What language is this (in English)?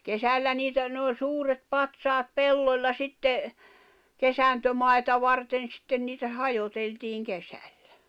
Finnish